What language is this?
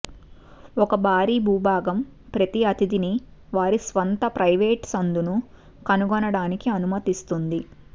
Telugu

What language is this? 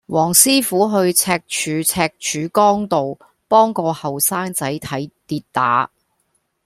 Cantonese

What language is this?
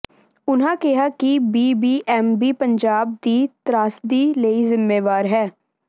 Punjabi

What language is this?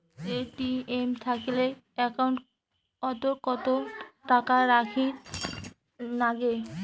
Bangla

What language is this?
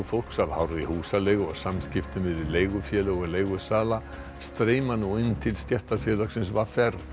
Icelandic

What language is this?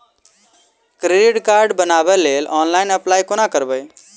Maithili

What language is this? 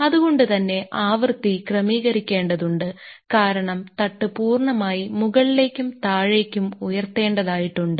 Malayalam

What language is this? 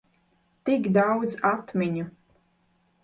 Latvian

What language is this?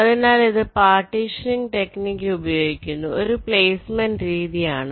Malayalam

